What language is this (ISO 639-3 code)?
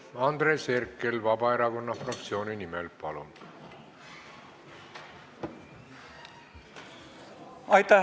est